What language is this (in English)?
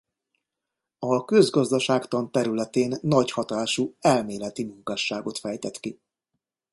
Hungarian